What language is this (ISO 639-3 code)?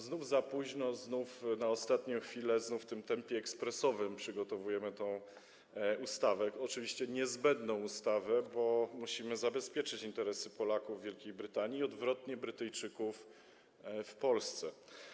pol